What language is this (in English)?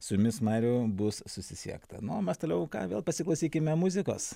Lithuanian